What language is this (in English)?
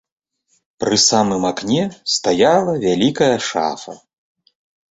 Belarusian